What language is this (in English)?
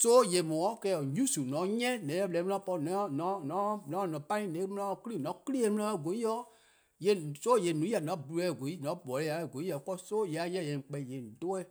Eastern Krahn